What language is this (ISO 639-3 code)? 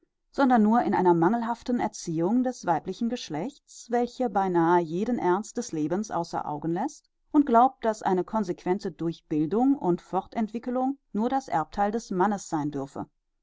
deu